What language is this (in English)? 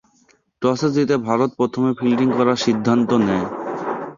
Bangla